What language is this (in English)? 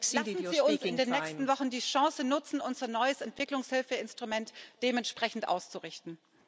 German